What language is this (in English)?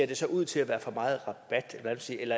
Danish